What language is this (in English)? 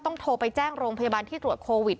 Thai